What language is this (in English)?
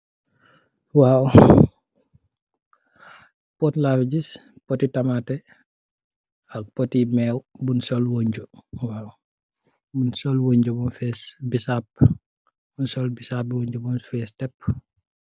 Wolof